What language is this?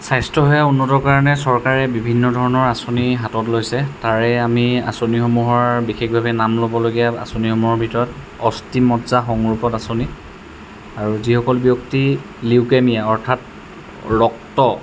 Assamese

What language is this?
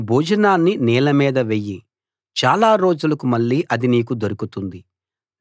Telugu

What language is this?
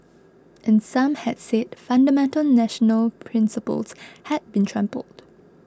English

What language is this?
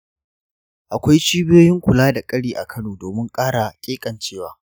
Hausa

